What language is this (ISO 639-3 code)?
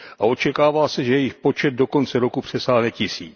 ces